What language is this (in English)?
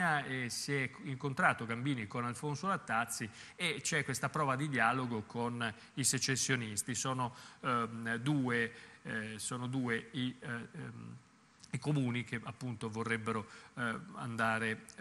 Italian